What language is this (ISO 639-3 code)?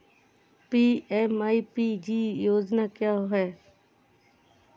hin